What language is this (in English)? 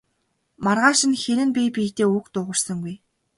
Mongolian